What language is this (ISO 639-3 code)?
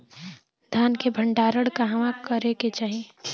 bho